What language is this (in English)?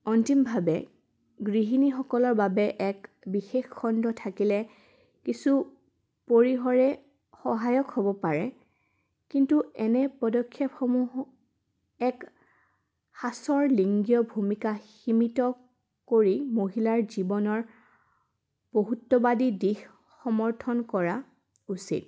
Assamese